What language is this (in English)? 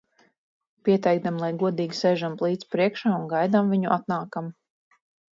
Latvian